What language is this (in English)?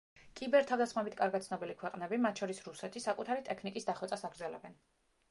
Georgian